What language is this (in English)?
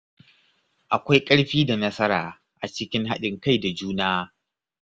Hausa